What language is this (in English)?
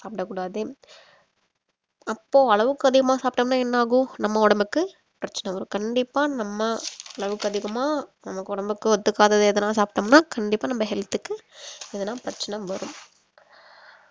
Tamil